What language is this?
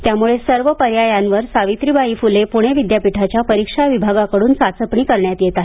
Marathi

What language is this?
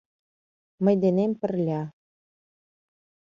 Mari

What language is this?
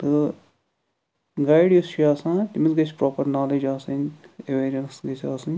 Kashmiri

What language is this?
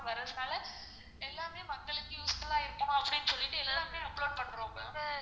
Tamil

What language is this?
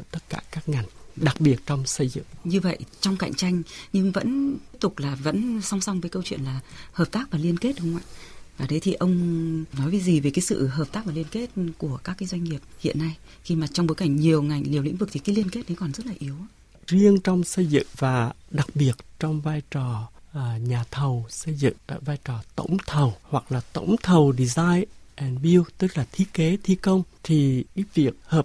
Vietnamese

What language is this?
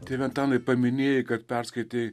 Lithuanian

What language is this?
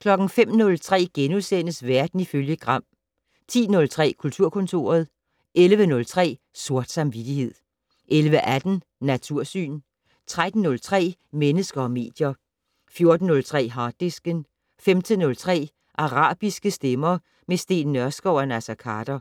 Danish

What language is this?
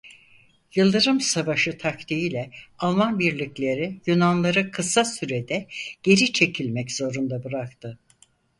Turkish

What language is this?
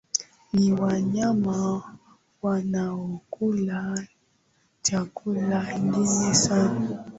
Swahili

